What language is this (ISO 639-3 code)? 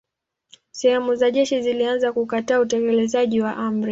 swa